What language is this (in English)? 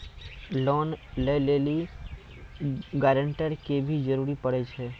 Maithili